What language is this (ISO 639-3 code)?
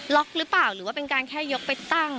tha